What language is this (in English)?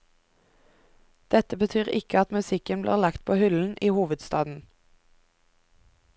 Norwegian